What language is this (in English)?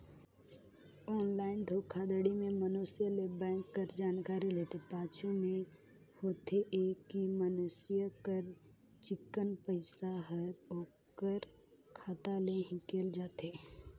Chhattisgarhi